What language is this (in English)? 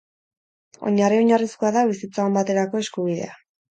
Basque